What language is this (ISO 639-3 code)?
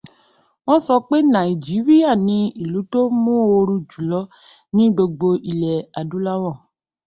yor